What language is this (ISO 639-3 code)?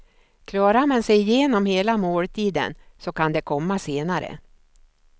swe